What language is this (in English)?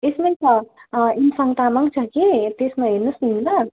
Nepali